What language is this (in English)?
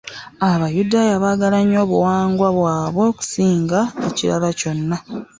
Ganda